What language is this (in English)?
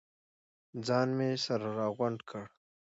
Pashto